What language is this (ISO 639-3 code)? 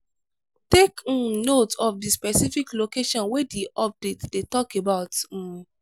pcm